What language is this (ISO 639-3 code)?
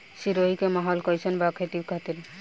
bho